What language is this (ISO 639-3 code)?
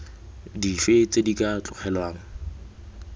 tsn